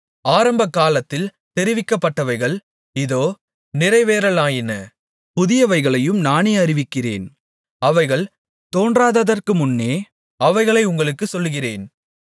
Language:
Tamil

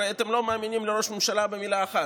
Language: Hebrew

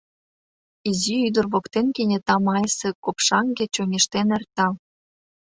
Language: Mari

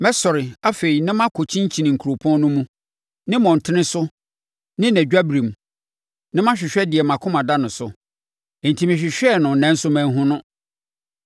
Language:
Akan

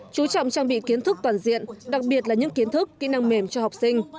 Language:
Vietnamese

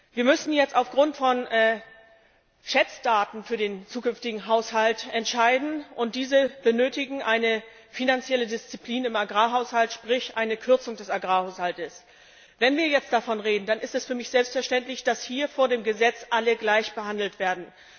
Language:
German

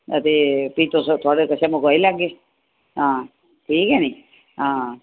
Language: Dogri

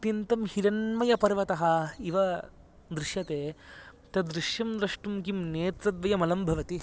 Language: Sanskrit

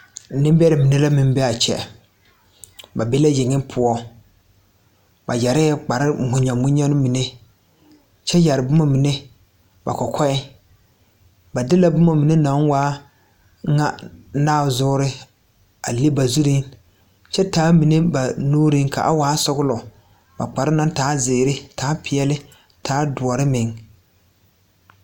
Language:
Southern Dagaare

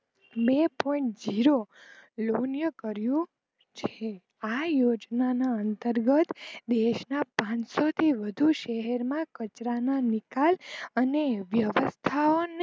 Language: Gujarati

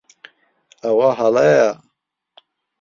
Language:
Central Kurdish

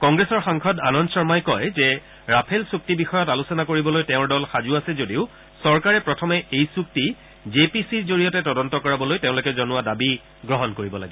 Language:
Assamese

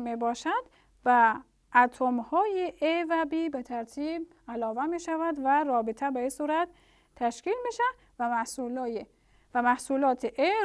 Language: Persian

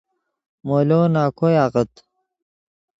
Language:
Yidgha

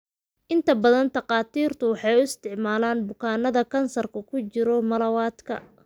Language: Somali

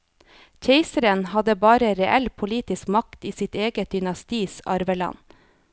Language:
Norwegian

